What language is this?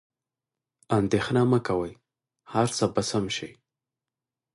Pashto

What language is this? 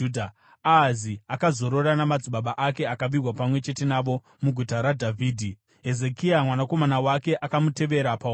Shona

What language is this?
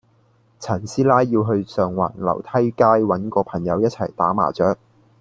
Cantonese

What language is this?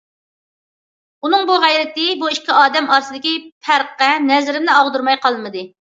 Uyghur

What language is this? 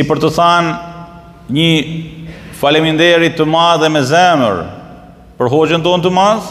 Romanian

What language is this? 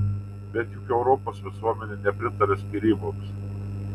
Lithuanian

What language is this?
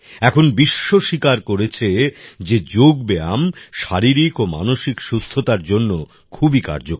Bangla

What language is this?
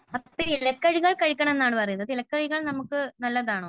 Malayalam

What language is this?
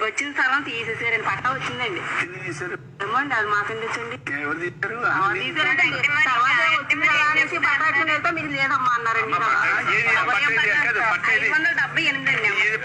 Thai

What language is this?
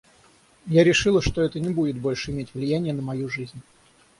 Russian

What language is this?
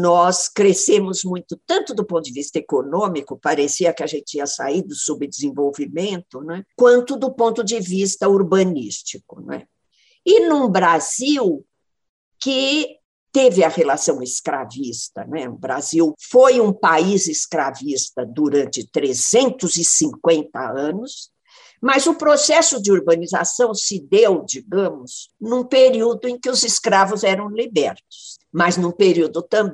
Portuguese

